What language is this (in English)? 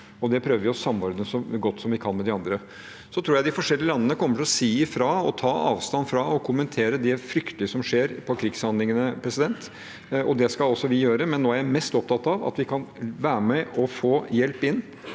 Norwegian